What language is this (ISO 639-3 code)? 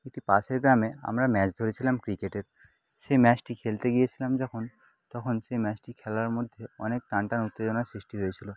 ben